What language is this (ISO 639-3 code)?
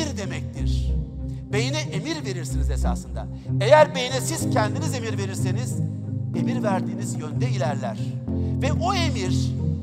tur